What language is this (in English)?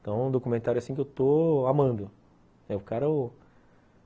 Portuguese